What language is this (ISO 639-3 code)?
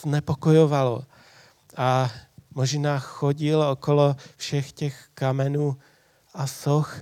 ces